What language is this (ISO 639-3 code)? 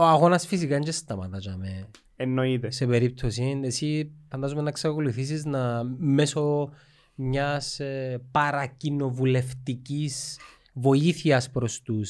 ell